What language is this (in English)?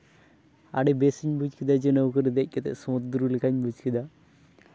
Santali